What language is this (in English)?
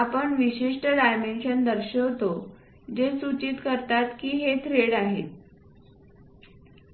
Marathi